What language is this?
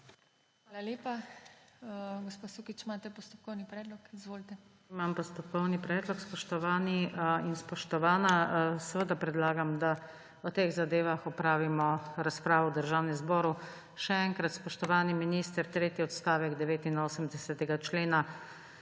Slovenian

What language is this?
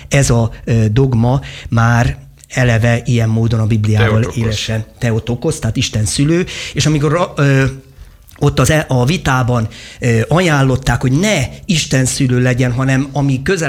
Hungarian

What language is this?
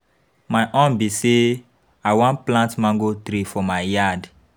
Nigerian Pidgin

